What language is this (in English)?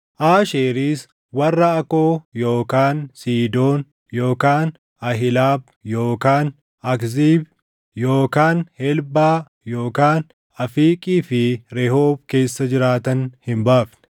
Oromo